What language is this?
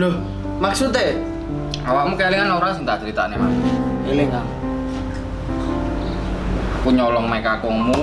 Indonesian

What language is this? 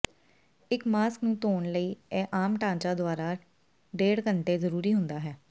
Punjabi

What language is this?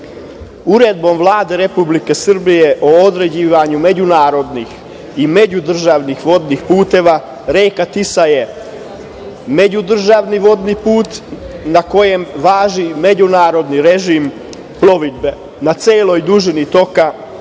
Serbian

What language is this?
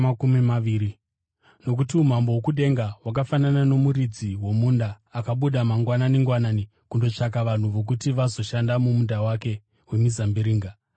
Shona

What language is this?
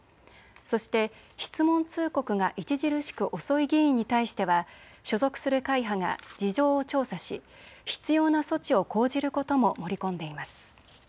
Japanese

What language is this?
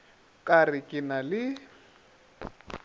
Northern Sotho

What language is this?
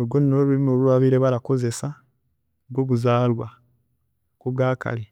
Chiga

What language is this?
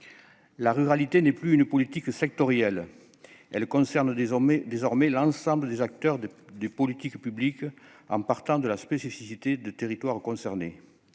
French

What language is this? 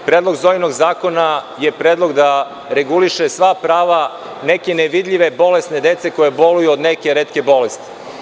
Serbian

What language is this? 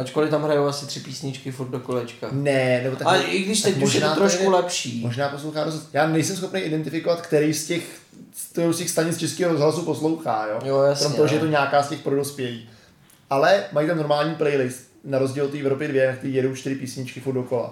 Czech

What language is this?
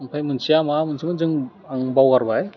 Bodo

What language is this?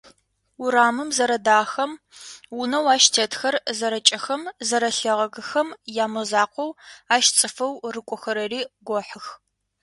Adyghe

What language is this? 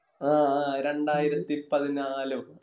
Malayalam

